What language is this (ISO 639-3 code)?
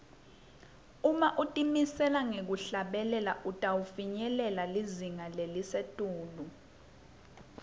ssw